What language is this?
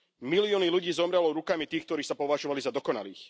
Slovak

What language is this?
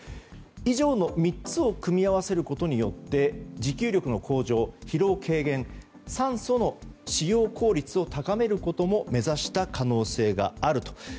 Japanese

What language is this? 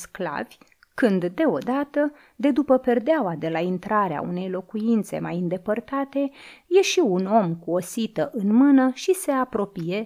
Romanian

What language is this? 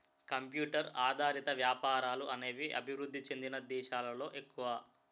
Telugu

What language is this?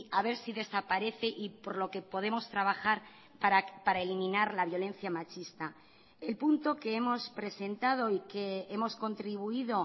Spanish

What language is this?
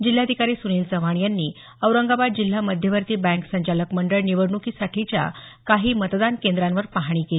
Marathi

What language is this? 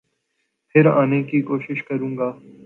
Urdu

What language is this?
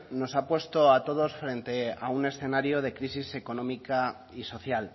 Spanish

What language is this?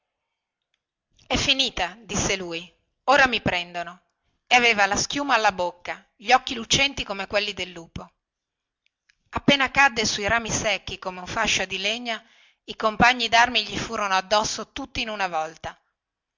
Italian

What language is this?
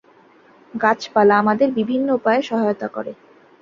Bangla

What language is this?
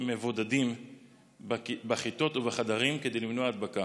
Hebrew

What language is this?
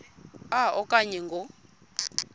Xhosa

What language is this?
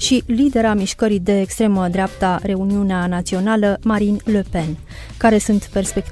Romanian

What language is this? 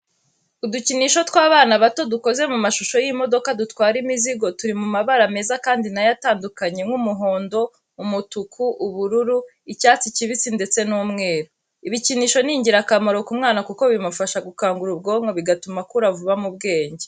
Kinyarwanda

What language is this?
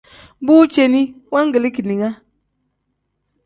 Tem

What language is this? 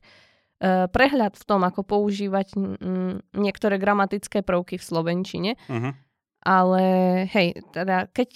Slovak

